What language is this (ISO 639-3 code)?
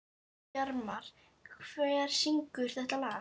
isl